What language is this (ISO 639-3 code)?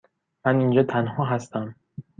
fas